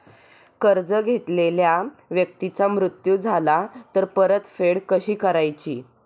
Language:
Marathi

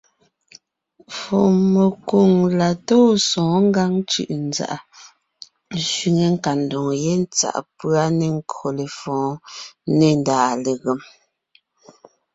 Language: Ngiemboon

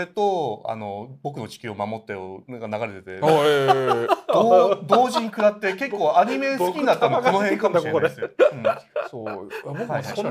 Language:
Japanese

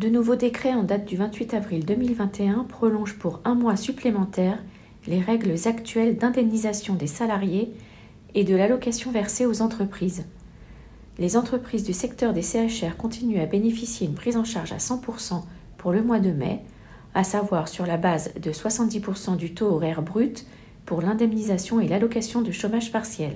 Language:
French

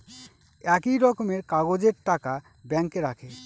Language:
Bangla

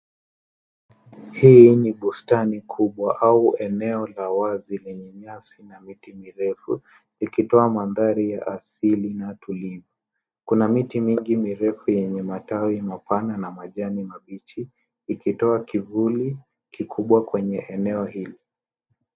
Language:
Swahili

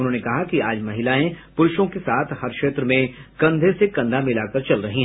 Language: Hindi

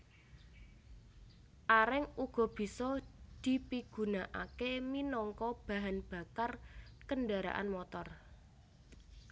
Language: Javanese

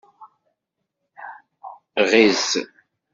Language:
Kabyle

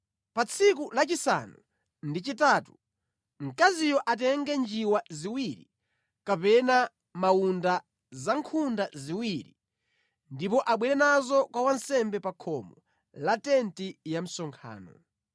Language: Nyanja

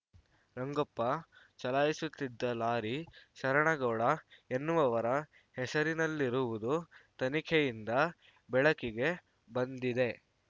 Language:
Kannada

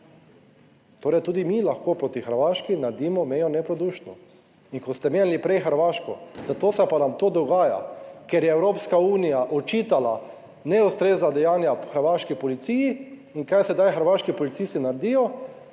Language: Slovenian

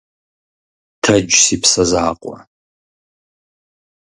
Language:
Kabardian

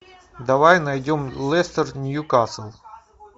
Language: Russian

